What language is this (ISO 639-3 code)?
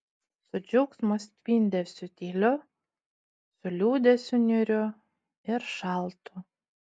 lit